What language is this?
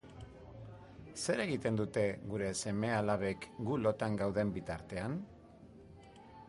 Basque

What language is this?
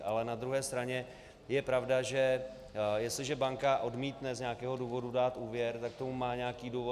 Czech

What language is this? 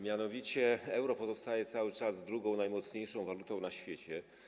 Polish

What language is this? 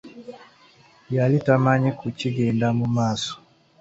Ganda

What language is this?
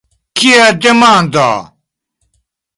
Esperanto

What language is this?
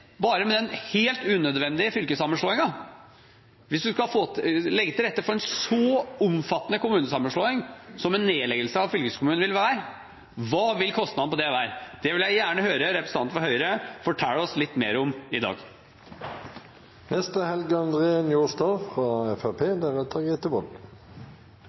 Norwegian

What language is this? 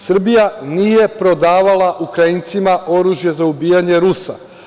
Serbian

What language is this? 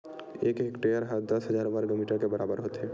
Chhattisgarhi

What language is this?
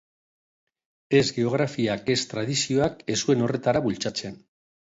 Basque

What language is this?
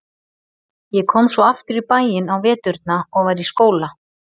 Icelandic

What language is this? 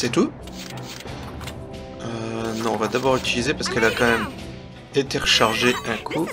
French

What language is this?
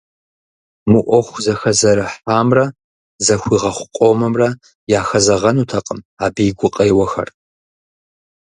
Kabardian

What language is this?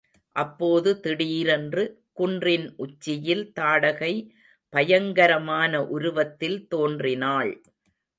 Tamil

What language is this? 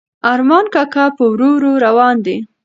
Pashto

